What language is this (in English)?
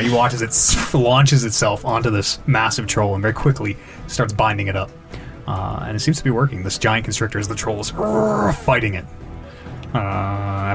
English